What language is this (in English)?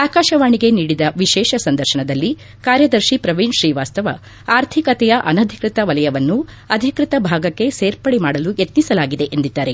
Kannada